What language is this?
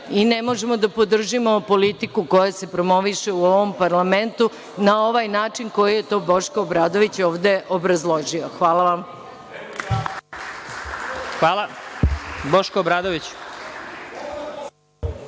Serbian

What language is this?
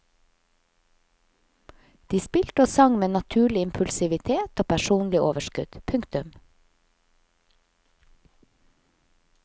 Norwegian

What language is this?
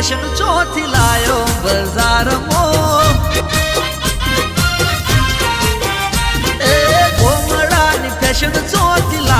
Romanian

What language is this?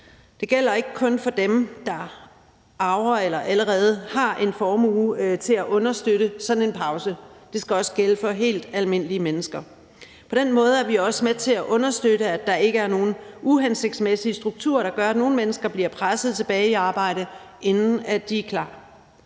Danish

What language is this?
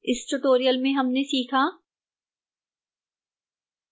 Hindi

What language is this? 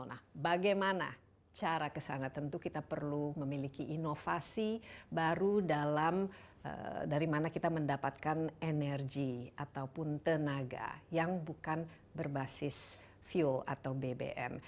Indonesian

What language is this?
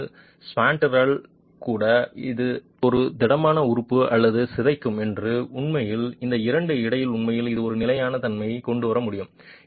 Tamil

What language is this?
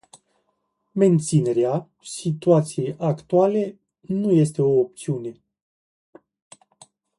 Romanian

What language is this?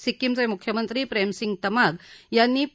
Marathi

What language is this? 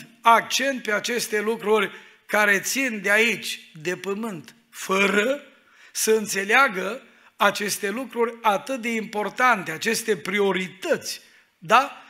Romanian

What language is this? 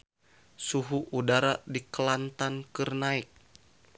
Sundanese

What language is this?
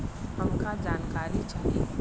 Bhojpuri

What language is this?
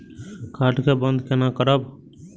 Maithili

